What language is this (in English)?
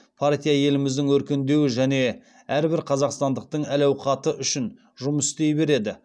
Kazakh